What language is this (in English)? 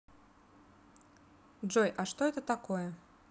Russian